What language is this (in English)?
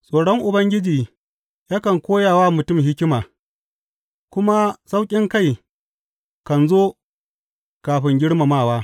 Hausa